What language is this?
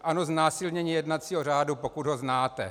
Czech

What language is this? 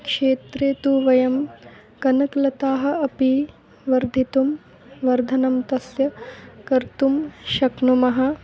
Sanskrit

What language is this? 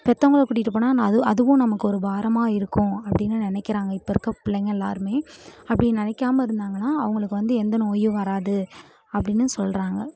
Tamil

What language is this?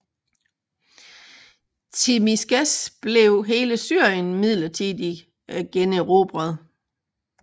Danish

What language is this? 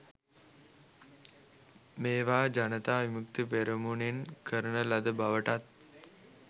Sinhala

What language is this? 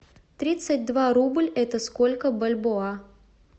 Russian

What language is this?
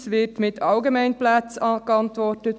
Swiss German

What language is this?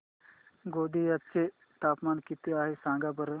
Marathi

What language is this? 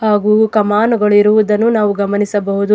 Kannada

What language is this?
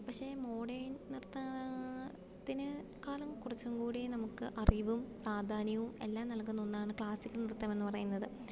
Malayalam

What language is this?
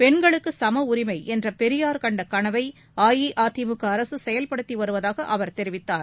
Tamil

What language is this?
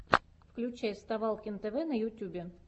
Russian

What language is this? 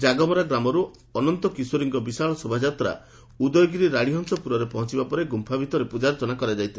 Odia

